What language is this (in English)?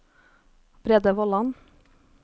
Norwegian